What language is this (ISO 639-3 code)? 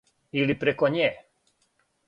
srp